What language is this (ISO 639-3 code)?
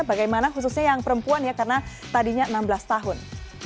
ind